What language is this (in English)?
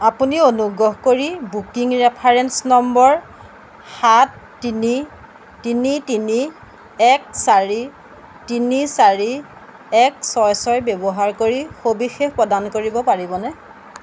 Assamese